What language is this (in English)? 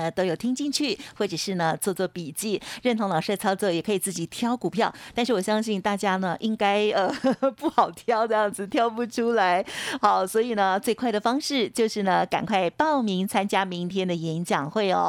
Chinese